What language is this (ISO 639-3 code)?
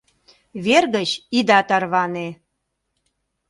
chm